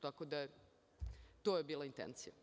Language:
Serbian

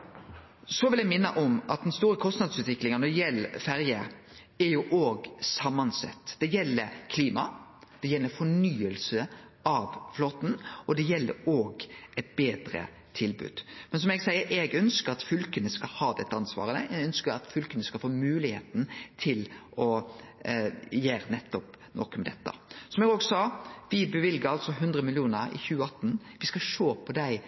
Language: Norwegian Nynorsk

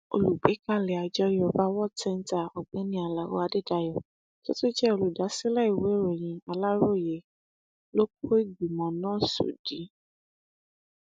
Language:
Yoruba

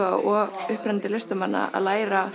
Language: Icelandic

